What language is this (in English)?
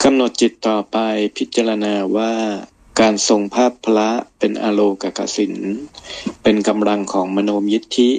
Thai